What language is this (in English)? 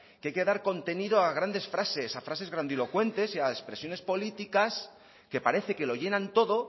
Spanish